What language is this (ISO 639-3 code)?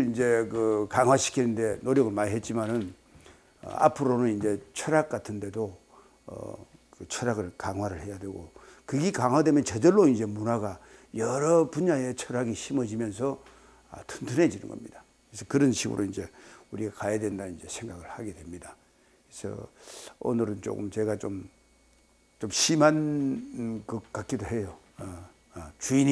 kor